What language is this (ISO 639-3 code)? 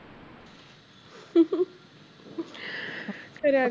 pan